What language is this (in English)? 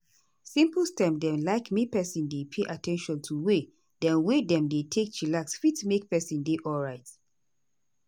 Nigerian Pidgin